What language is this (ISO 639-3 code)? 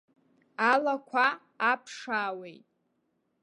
abk